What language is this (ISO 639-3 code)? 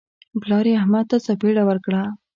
pus